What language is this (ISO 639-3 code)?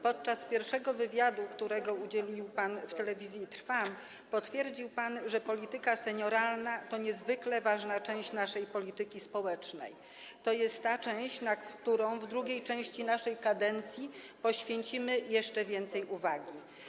pol